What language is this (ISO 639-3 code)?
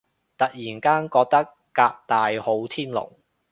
yue